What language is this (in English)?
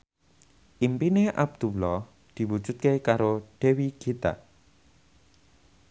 Javanese